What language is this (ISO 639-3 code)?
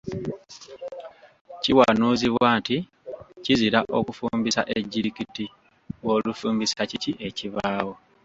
lug